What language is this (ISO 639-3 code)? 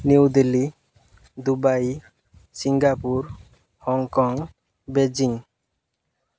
ori